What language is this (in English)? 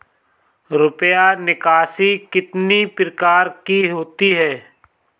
Hindi